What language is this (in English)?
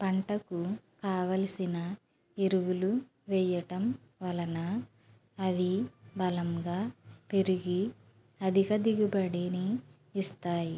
Telugu